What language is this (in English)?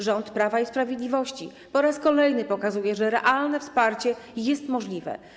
Polish